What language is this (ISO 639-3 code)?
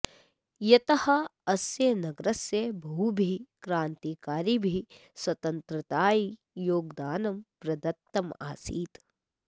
san